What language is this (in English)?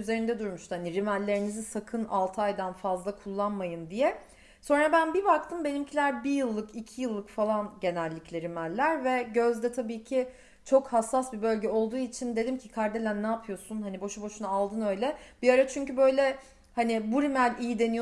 Turkish